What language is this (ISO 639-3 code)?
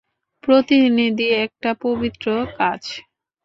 ben